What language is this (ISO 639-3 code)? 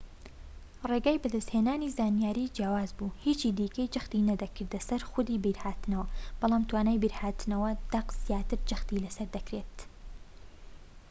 ckb